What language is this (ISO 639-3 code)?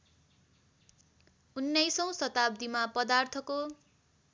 nep